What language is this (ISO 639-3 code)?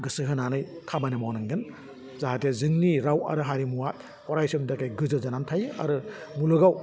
brx